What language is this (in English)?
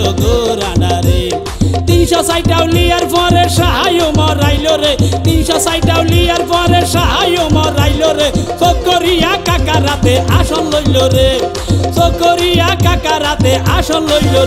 Romanian